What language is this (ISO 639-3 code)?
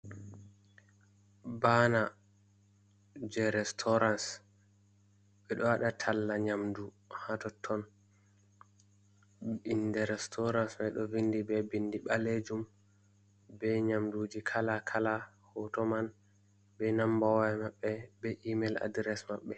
ful